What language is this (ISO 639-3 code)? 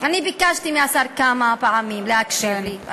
heb